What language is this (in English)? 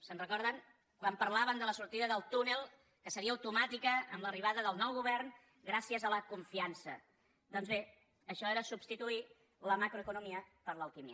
Catalan